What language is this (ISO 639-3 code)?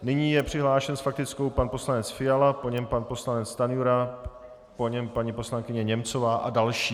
ces